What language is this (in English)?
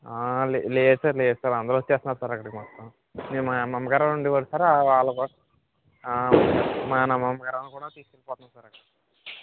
Telugu